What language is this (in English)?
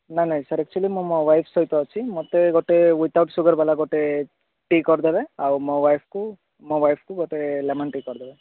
Odia